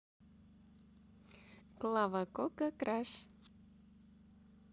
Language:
Russian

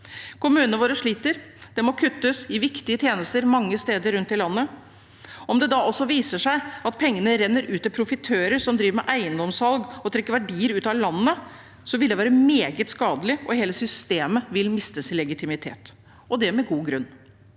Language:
Norwegian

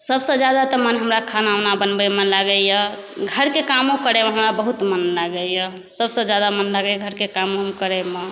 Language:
Maithili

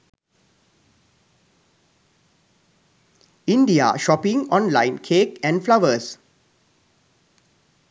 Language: Sinhala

